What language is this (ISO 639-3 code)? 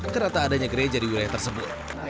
ind